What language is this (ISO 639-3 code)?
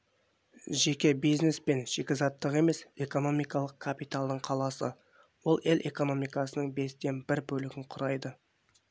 kaz